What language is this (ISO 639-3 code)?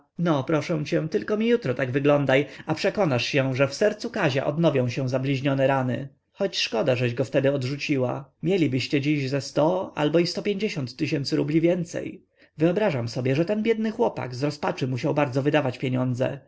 pol